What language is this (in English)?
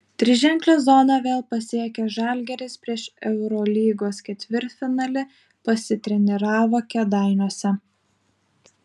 Lithuanian